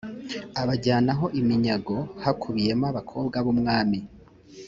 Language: Kinyarwanda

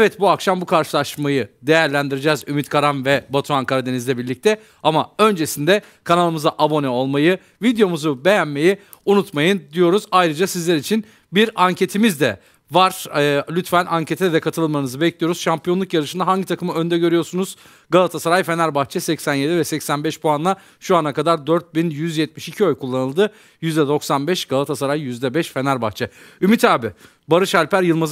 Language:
Turkish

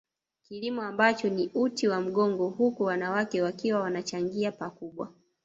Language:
Swahili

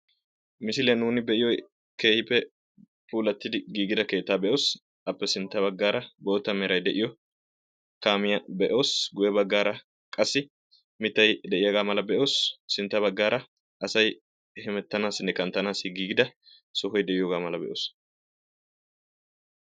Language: Wolaytta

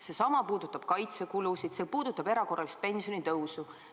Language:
Estonian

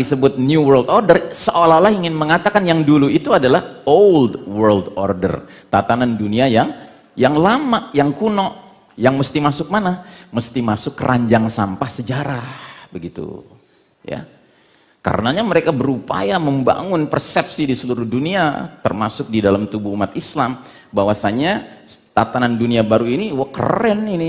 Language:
Indonesian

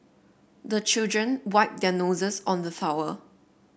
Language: English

